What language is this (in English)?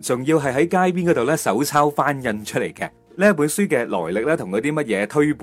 Chinese